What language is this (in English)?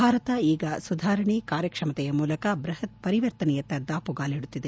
Kannada